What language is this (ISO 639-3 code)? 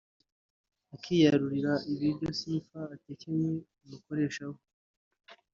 kin